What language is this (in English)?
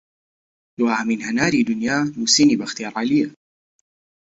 Central Kurdish